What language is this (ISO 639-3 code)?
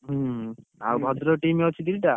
ori